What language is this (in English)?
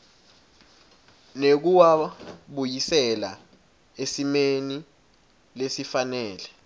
Swati